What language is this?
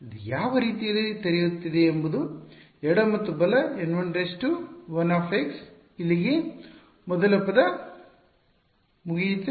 Kannada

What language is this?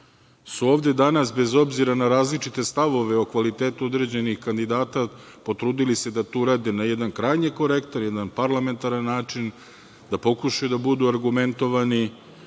Serbian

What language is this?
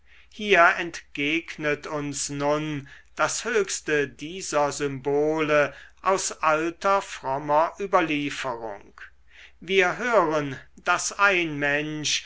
German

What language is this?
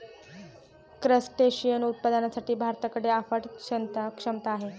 Marathi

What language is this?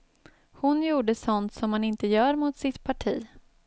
Swedish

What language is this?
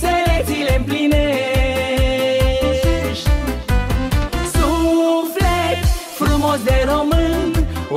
Romanian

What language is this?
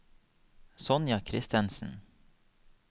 Norwegian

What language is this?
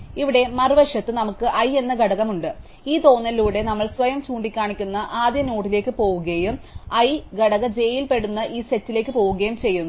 Malayalam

